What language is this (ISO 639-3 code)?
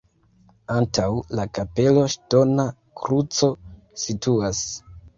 epo